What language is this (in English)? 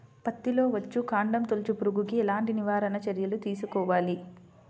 Telugu